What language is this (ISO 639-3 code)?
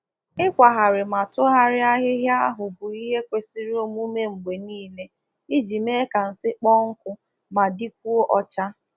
ibo